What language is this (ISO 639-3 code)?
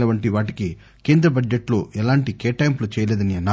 tel